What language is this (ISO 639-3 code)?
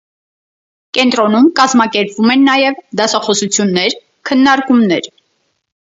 hye